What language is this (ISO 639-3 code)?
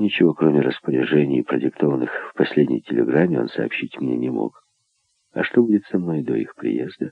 rus